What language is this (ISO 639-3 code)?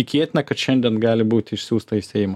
lit